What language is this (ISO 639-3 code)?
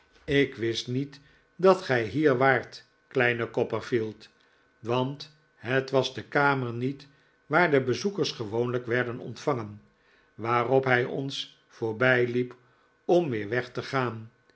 nld